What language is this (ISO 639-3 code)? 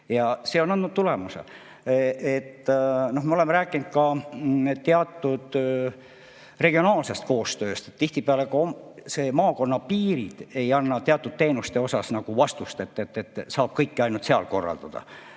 est